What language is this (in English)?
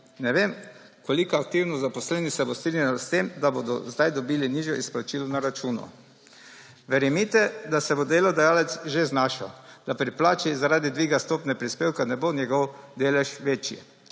Slovenian